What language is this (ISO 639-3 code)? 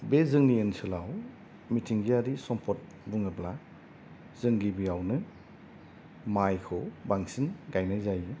brx